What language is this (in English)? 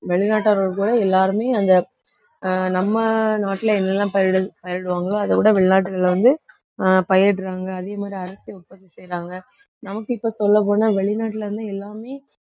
Tamil